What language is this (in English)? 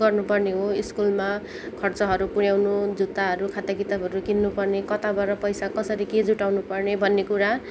Nepali